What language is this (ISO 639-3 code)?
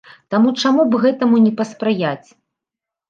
bel